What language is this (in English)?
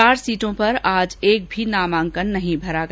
Hindi